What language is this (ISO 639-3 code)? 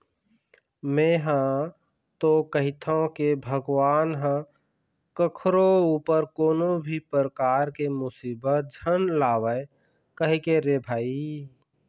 hne